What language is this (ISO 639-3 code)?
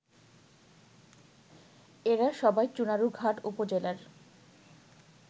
ben